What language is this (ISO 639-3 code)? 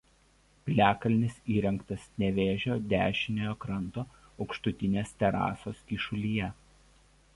lit